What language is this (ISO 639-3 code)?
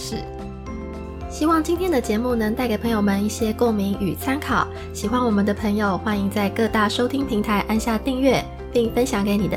zho